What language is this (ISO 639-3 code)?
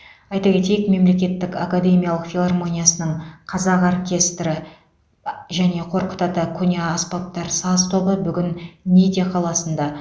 kaz